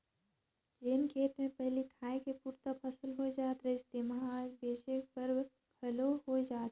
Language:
Chhattisgarhi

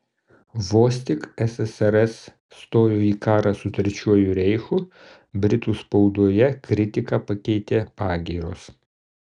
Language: Lithuanian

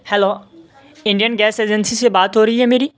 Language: Urdu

